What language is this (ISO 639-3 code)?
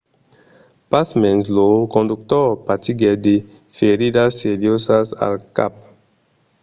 oci